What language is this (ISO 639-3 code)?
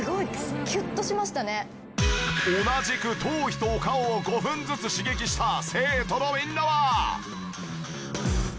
jpn